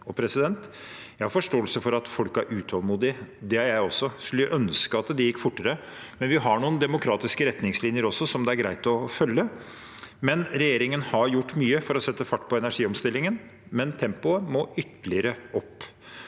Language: Norwegian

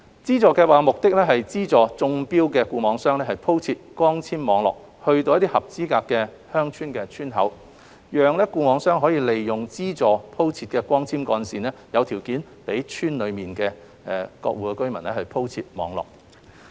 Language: Cantonese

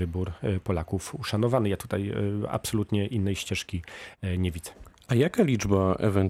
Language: Polish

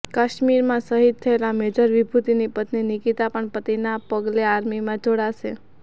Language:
Gujarati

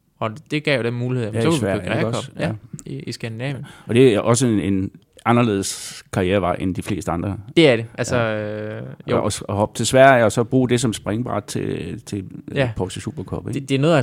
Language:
Danish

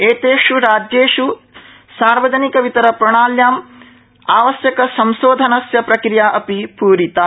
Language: Sanskrit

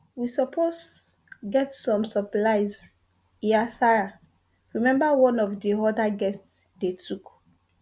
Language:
Nigerian Pidgin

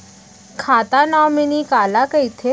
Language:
Chhattisgarhi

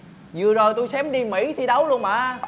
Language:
Vietnamese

